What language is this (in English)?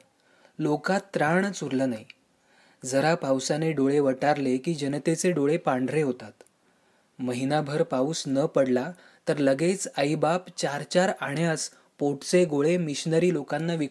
Marathi